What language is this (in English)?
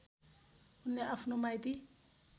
Nepali